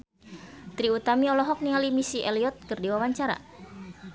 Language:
Sundanese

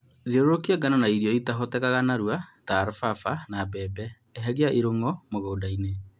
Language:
Kikuyu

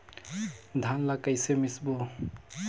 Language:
Chhattisgarhi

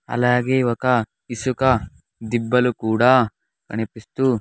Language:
Telugu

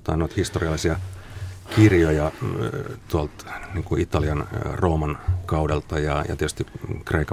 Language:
Finnish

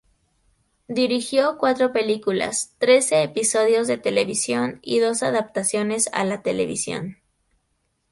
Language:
Spanish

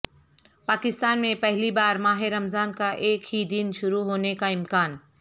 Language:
Urdu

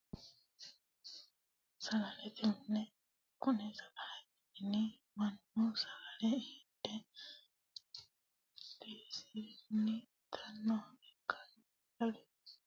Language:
Sidamo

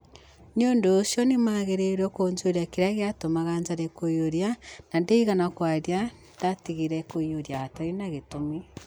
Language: Kikuyu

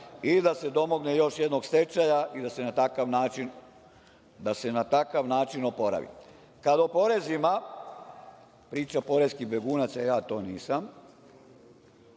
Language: Serbian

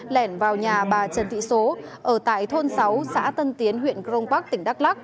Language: Vietnamese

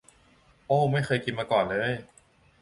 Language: Thai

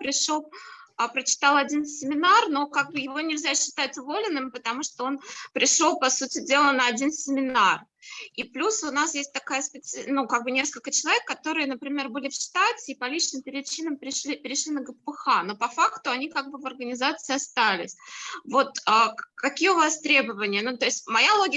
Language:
Russian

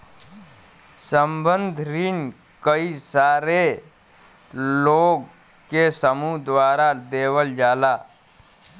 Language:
Bhojpuri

